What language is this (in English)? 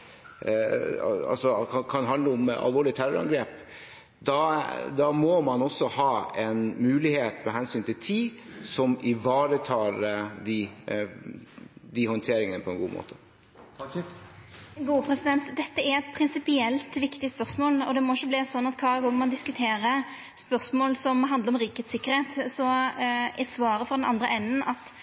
Norwegian